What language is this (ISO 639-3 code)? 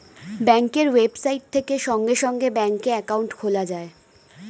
ben